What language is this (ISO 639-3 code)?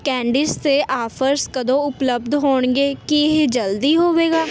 pan